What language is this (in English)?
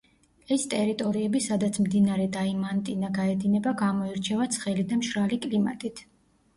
Georgian